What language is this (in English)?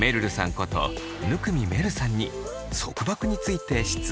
Japanese